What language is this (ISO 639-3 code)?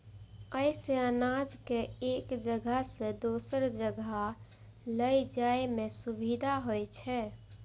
mai